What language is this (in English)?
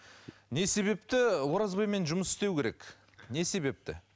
Kazakh